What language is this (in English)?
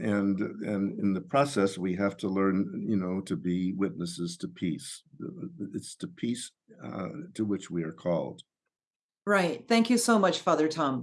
English